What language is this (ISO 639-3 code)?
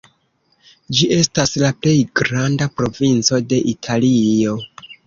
epo